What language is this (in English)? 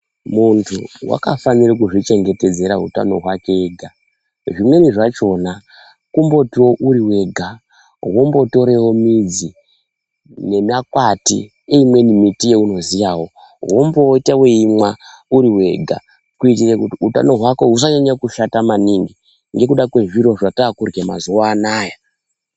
Ndau